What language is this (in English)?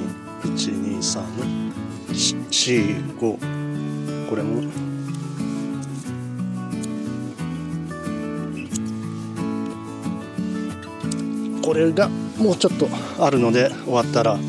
Japanese